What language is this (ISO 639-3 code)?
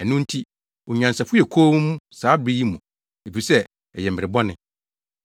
aka